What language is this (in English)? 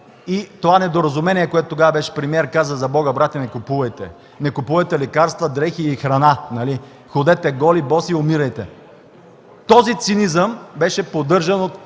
Bulgarian